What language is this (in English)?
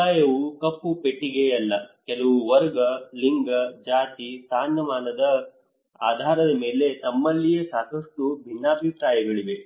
Kannada